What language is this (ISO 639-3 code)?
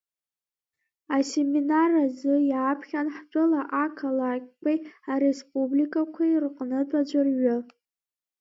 abk